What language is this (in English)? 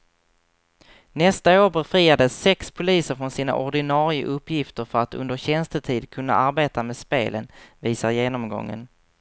Swedish